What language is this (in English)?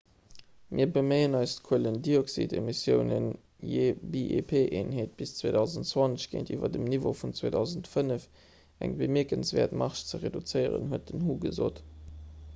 Luxembourgish